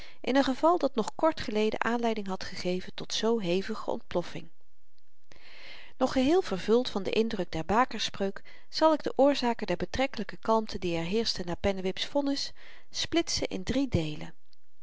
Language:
Dutch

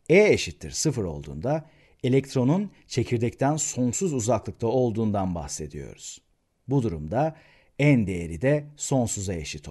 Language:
Turkish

